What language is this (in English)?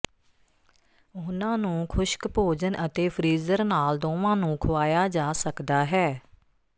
Punjabi